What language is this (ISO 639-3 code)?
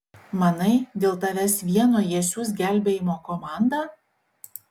lit